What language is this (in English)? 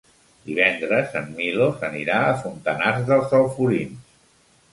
Catalan